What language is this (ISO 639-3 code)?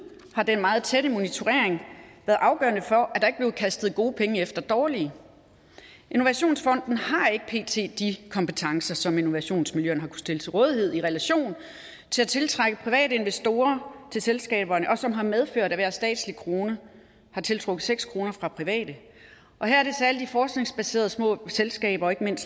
dan